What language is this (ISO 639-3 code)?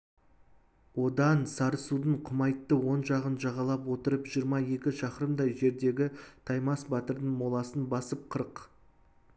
kaz